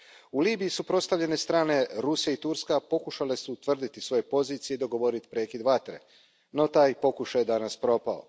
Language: Croatian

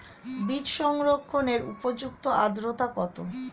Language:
Bangla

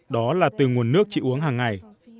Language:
Vietnamese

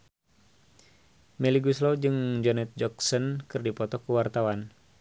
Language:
Sundanese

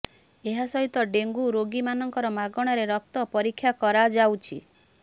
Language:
Odia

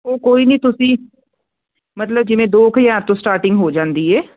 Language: Punjabi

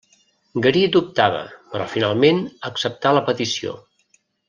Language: Catalan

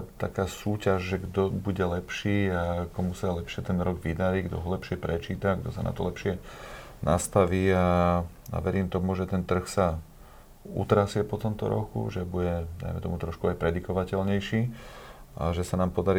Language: Slovak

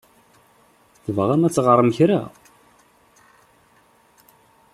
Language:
Kabyle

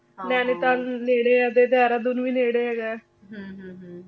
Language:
Punjabi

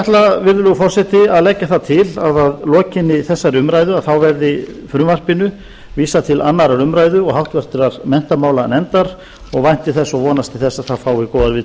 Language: Icelandic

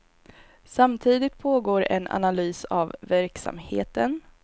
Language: Swedish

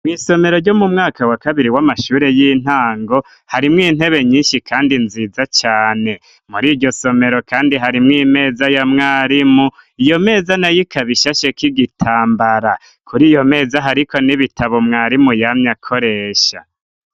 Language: Rundi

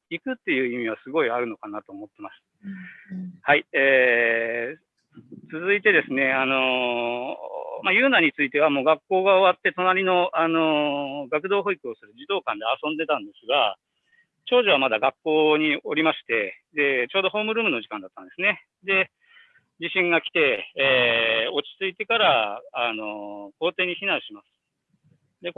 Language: Japanese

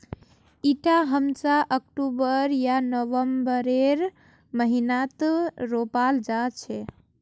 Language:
Magahi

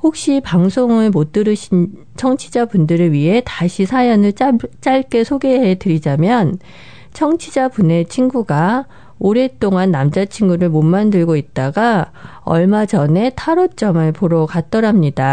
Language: Korean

